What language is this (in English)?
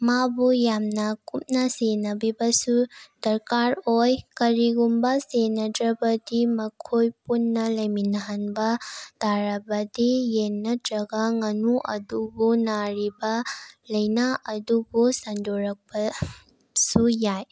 Manipuri